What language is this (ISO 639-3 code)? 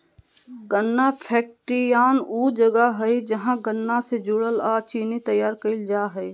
mag